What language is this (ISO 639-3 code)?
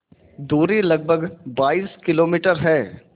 hin